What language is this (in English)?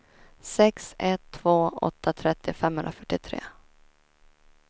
Swedish